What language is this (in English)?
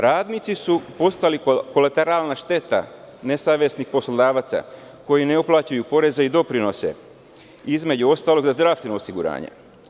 Serbian